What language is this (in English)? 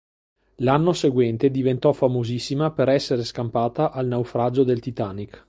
Italian